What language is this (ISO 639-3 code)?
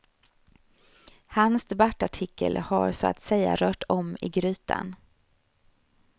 swe